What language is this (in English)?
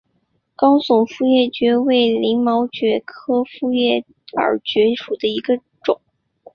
Chinese